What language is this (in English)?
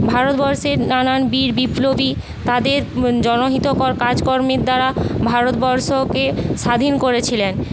Bangla